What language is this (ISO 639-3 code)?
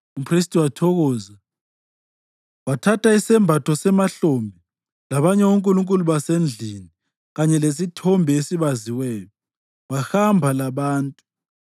nde